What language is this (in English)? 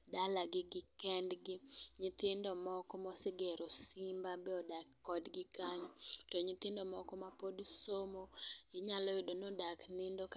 Luo (Kenya and Tanzania)